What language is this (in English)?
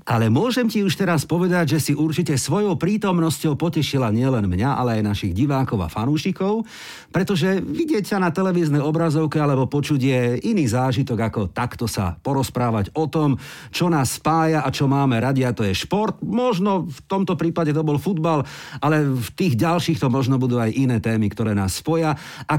Slovak